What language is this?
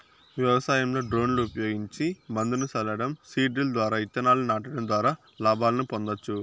Telugu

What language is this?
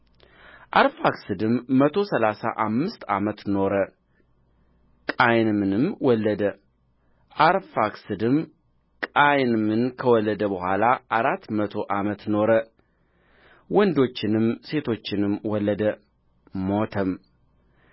Amharic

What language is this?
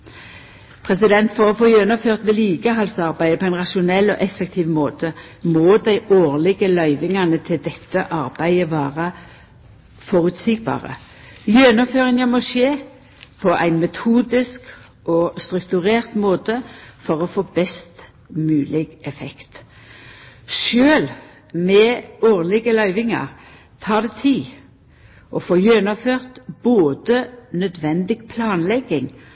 Norwegian Nynorsk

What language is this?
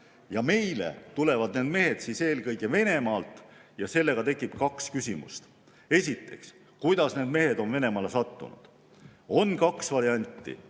Estonian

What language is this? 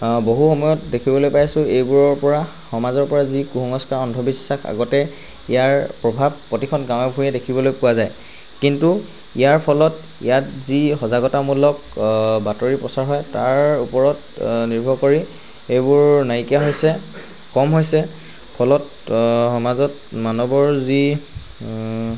Assamese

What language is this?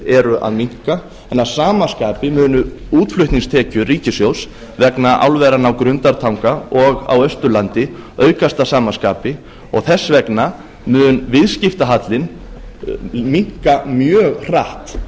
Icelandic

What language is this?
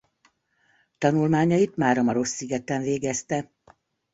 Hungarian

